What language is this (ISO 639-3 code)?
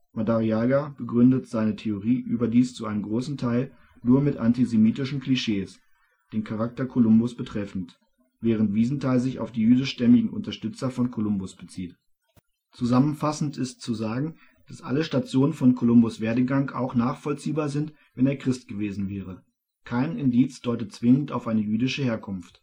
deu